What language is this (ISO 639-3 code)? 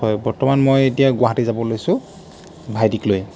asm